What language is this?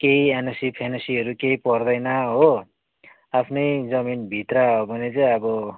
Nepali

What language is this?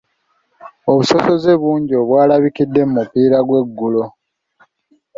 Ganda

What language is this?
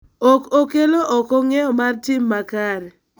Luo (Kenya and Tanzania)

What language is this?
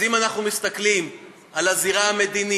Hebrew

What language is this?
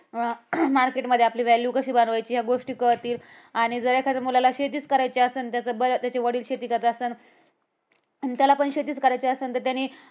Marathi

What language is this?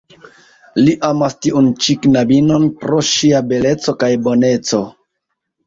Esperanto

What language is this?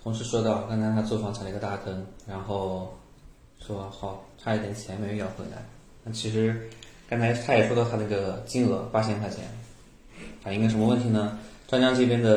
Chinese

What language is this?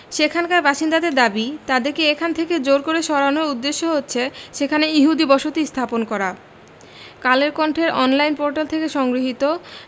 Bangla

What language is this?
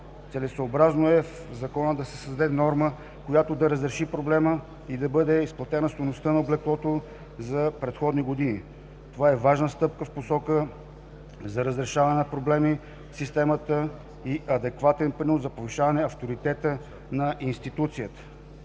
Bulgarian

